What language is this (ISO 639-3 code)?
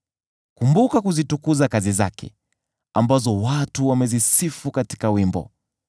swa